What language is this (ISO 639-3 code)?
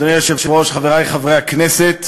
heb